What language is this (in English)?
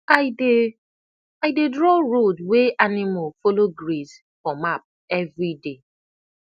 Nigerian Pidgin